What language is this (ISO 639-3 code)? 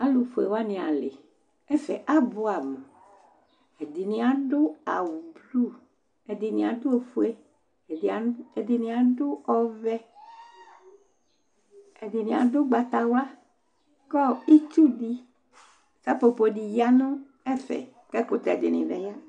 kpo